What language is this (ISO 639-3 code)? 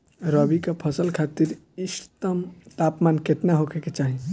bho